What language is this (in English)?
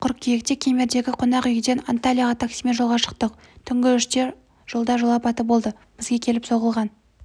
Kazakh